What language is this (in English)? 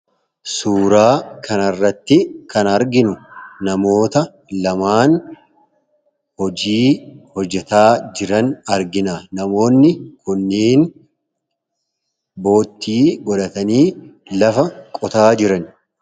Oromo